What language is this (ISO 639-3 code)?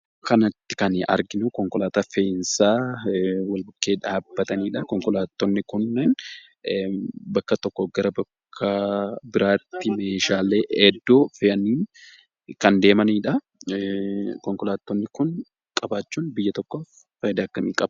orm